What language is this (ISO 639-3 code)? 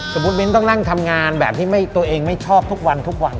tha